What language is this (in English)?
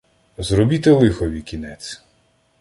Ukrainian